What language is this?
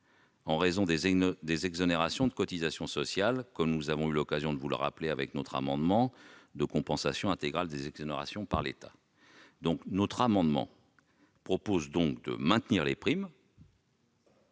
French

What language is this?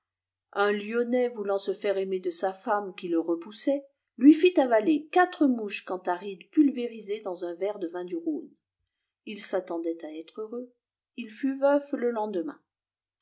French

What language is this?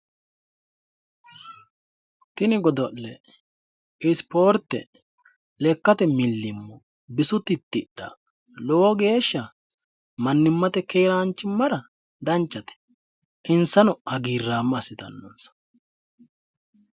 Sidamo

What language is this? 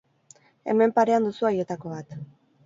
Basque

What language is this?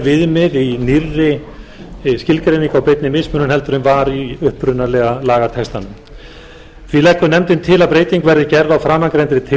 Icelandic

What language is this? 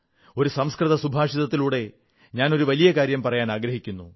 Malayalam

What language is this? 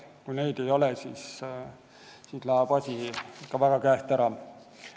Estonian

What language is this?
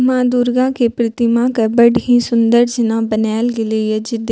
Maithili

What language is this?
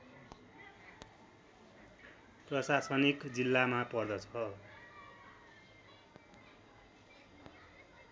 Nepali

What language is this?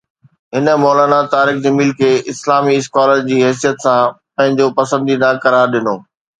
Sindhi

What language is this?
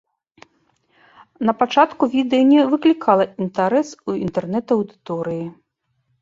Belarusian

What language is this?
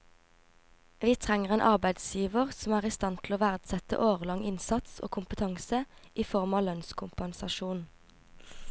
Norwegian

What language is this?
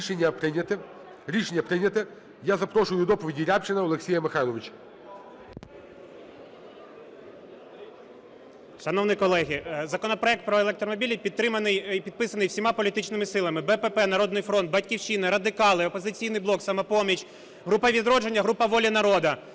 Ukrainian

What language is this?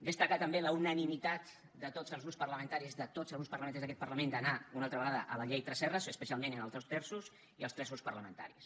Catalan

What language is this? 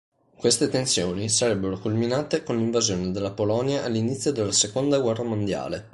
Italian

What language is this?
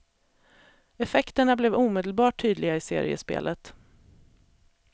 Swedish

